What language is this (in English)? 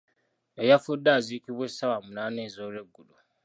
Ganda